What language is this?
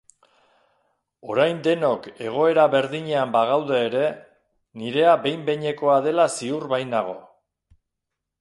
Basque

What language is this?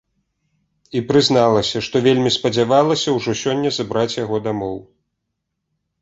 Belarusian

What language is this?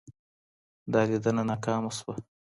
Pashto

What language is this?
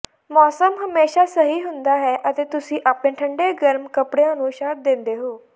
Punjabi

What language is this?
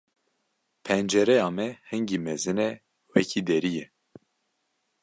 Kurdish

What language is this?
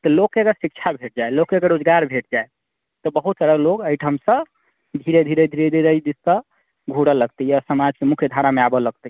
Maithili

